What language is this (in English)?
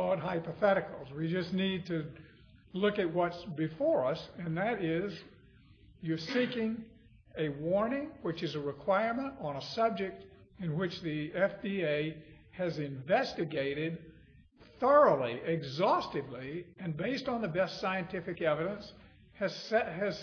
English